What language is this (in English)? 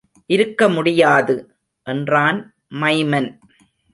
Tamil